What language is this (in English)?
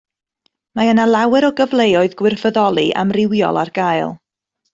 Welsh